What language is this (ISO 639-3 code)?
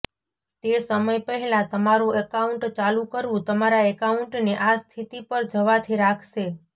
guj